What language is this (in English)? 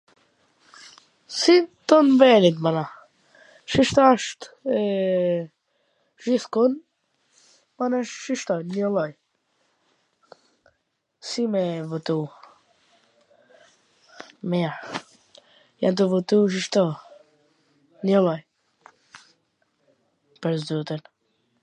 Gheg Albanian